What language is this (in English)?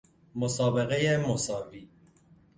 Persian